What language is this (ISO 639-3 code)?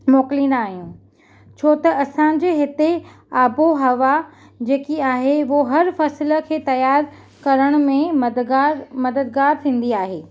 snd